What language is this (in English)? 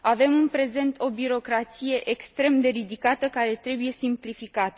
Romanian